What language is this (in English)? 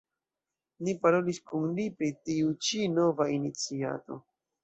Esperanto